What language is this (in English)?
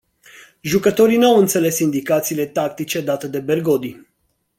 Romanian